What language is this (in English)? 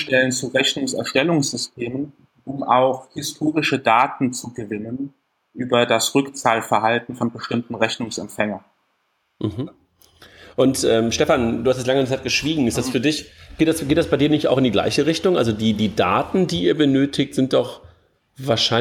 German